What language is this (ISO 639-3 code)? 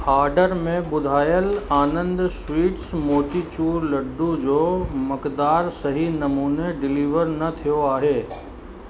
snd